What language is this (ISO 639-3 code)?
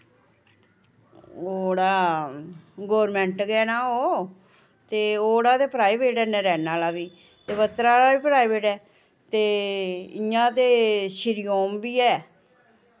doi